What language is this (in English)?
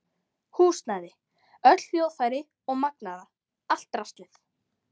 Icelandic